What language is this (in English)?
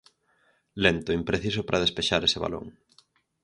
Galician